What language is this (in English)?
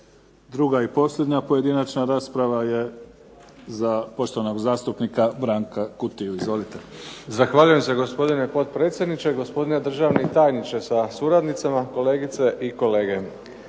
Croatian